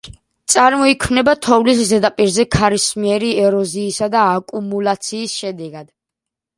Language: Georgian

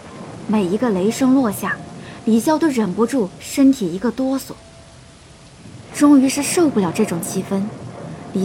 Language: Chinese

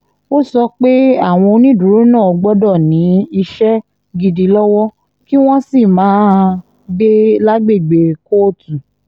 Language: Yoruba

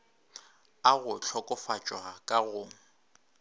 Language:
Northern Sotho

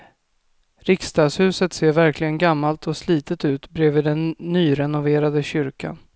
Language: Swedish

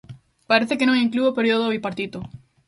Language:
Galician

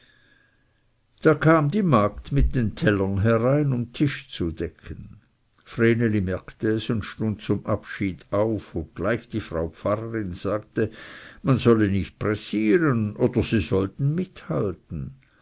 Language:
German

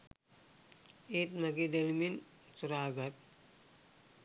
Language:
Sinhala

